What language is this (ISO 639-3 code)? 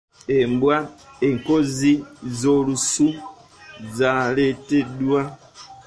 lug